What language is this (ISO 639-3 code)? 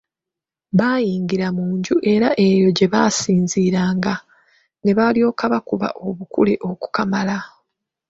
lug